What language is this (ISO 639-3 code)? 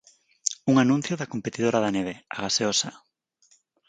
glg